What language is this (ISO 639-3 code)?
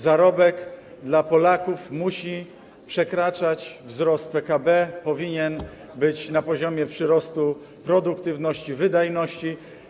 pol